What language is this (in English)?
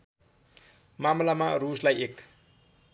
Nepali